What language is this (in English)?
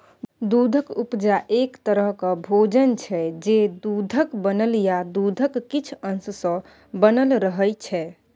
Maithili